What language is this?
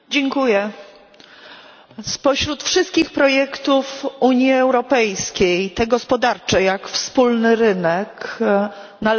Polish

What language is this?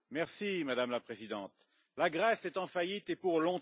French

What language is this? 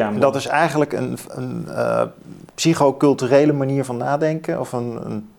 Dutch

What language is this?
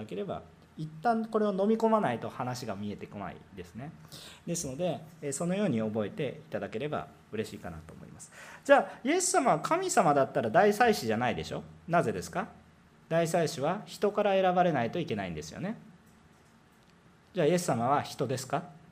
Japanese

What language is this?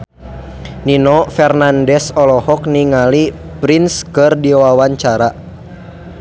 Sundanese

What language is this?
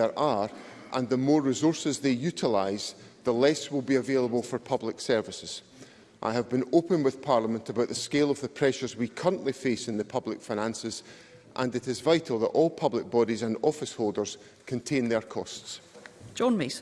English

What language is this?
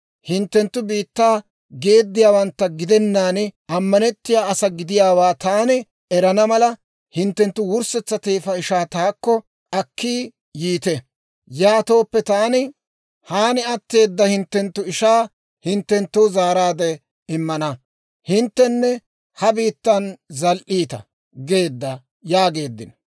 Dawro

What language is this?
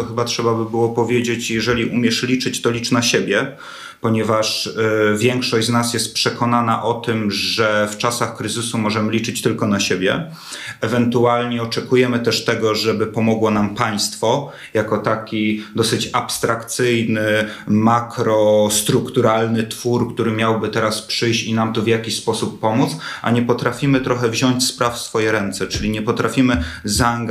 Polish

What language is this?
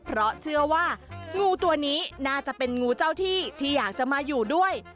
Thai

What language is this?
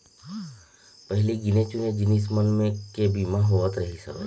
Chhattisgarhi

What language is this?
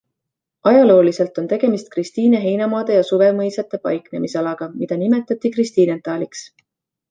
Estonian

